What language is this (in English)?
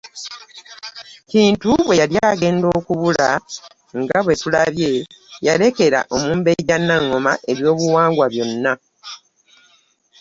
Ganda